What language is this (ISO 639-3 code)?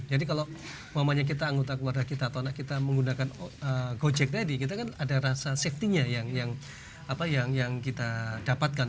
ind